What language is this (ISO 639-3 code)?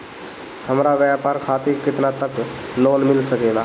bho